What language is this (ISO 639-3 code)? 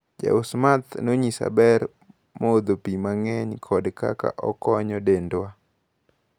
luo